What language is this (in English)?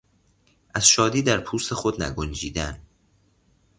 Persian